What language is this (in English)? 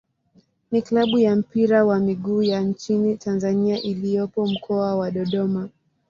Swahili